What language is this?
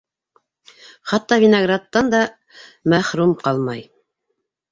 Bashkir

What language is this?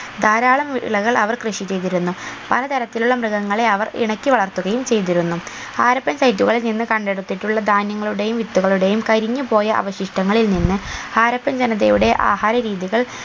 Malayalam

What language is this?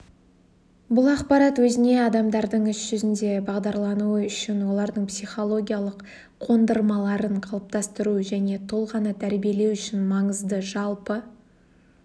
Kazakh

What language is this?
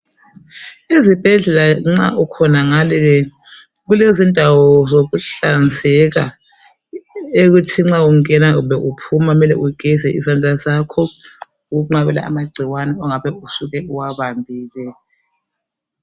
North Ndebele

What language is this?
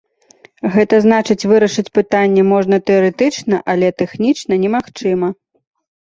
Belarusian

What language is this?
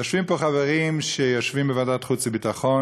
Hebrew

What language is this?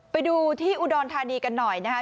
Thai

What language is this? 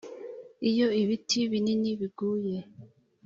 Kinyarwanda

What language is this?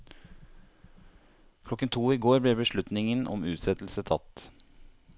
Norwegian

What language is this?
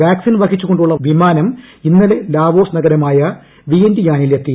Malayalam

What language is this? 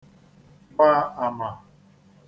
Igbo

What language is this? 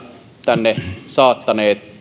Finnish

